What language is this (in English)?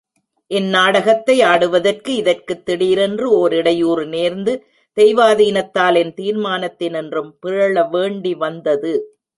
Tamil